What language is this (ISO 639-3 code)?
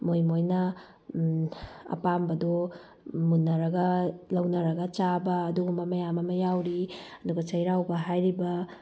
mni